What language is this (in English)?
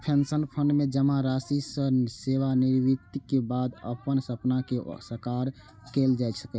Maithili